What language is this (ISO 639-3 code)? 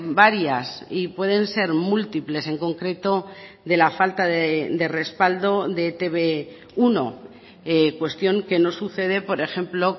spa